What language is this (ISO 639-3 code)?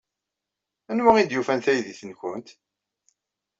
kab